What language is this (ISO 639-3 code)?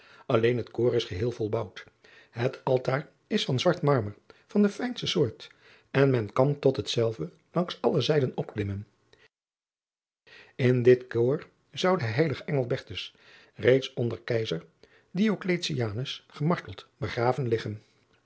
nld